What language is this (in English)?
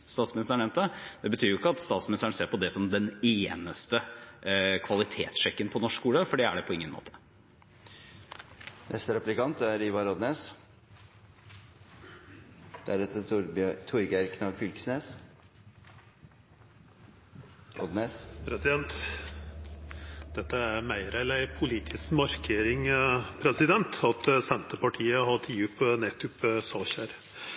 Norwegian